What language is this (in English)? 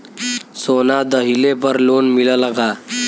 Bhojpuri